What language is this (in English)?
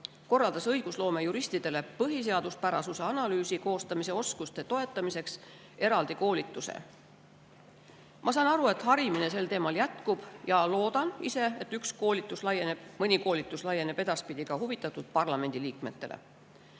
Estonian